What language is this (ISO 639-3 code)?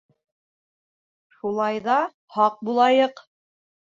bak